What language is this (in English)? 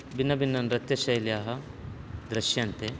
Sanskrit